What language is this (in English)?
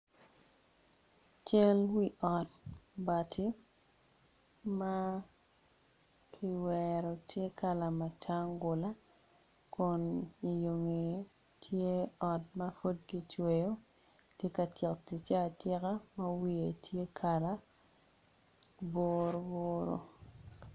Acoli